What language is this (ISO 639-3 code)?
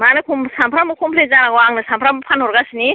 brx